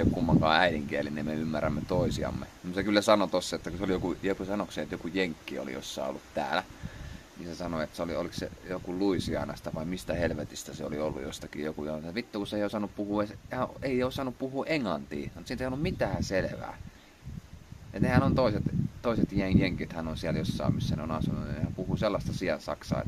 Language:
Finnish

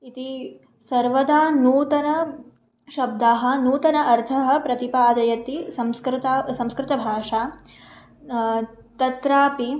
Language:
Sanskrit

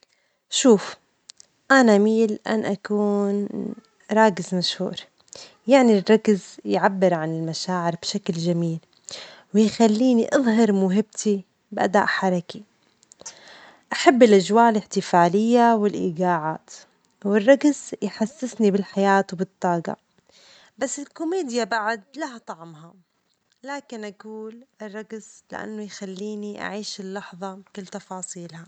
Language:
Omani Arabic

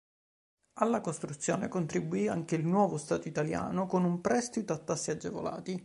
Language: Italian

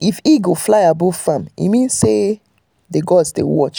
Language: Nigerian Pidgin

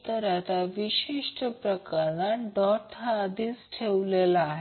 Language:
Marathi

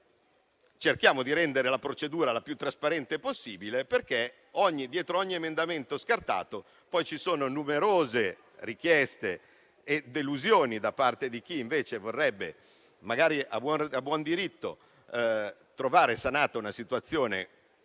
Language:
Italian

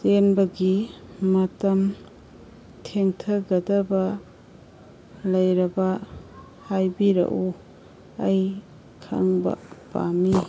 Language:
Manipuri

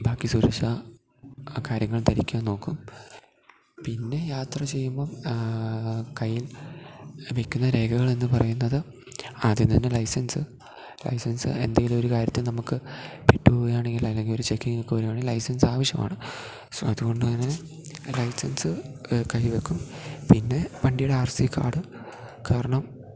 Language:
Malayalam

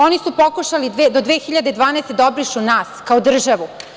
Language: Serbian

